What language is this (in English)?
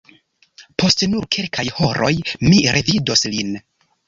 Esperanto